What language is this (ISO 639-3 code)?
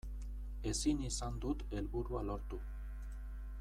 eus